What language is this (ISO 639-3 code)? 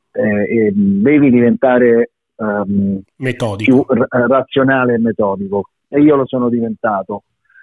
ita